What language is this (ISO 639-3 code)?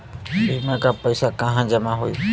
bho